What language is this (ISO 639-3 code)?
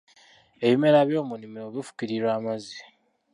lug